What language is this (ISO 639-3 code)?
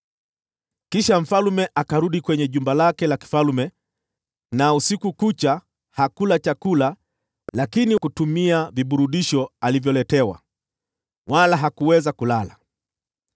swa